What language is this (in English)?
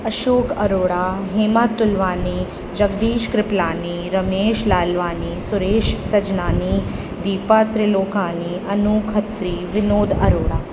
Sindhi